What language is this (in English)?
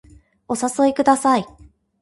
Japanese